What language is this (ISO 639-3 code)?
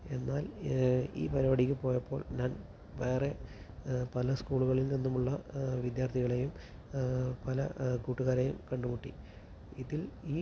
mal